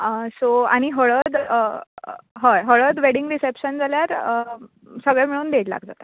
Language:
Konkani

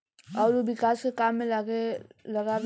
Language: Bhojpuri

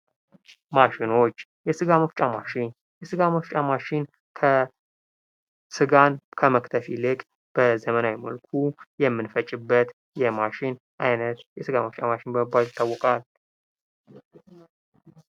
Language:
Amharic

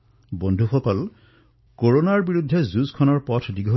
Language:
Assamese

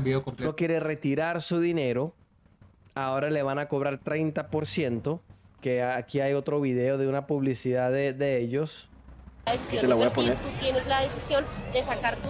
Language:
Spanish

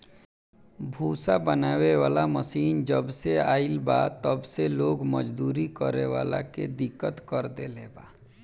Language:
Bhojpuri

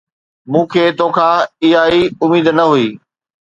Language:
Sindhi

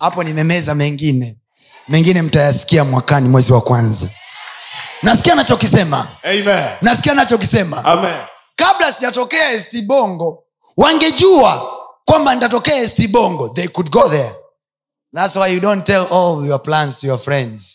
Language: Swahili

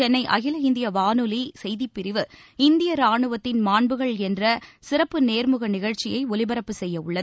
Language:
Tamil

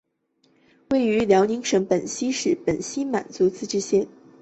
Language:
Chinese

